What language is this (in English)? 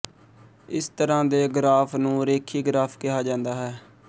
Punjabi